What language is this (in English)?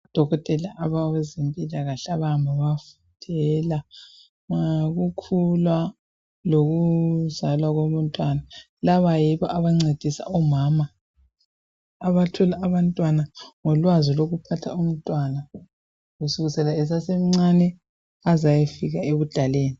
North Ndebele